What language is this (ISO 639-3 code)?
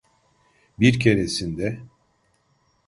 tur